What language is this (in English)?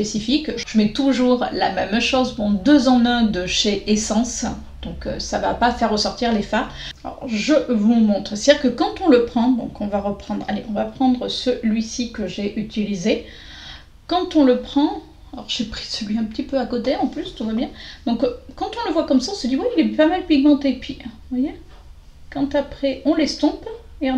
French